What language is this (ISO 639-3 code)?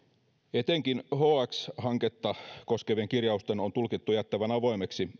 fin